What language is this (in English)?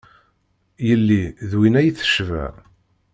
Kabyle